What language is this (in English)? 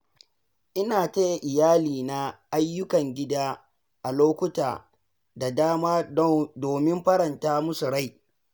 Hausa